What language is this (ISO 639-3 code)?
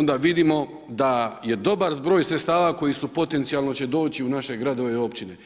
hrv